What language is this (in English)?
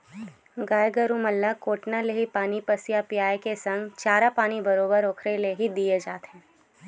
Chhattisgarhi